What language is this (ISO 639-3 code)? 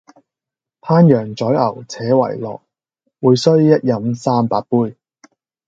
yue